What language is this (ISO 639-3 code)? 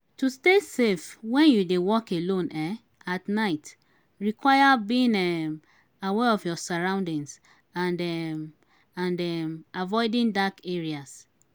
pcm